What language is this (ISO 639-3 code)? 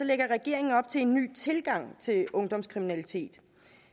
dan